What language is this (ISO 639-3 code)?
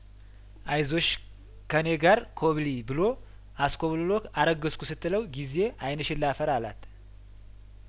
amh